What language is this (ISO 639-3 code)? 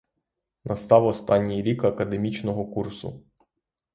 ukr